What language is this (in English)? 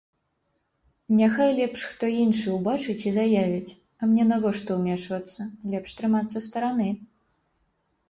Belarusian